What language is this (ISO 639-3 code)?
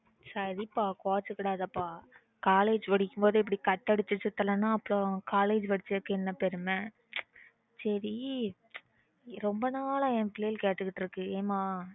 tam